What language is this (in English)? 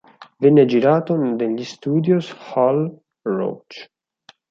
Italian